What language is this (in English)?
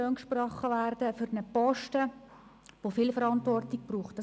Swiss German